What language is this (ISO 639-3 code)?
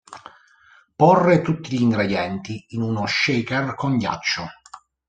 ita